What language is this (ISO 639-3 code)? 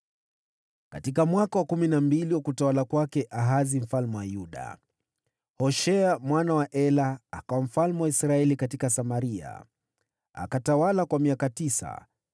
swa